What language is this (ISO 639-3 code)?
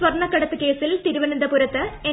mal